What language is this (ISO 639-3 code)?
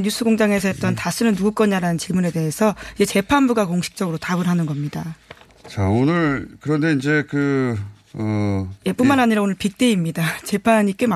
kor